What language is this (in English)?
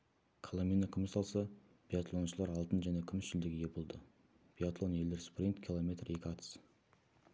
Kazakh